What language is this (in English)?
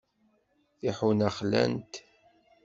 Kabyle